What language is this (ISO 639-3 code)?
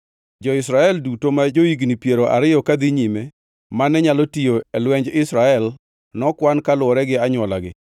luo